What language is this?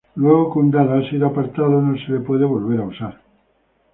Spanish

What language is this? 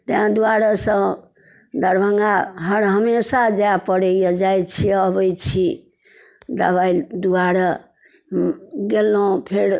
Maithili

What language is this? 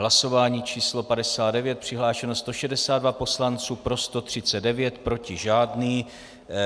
Czech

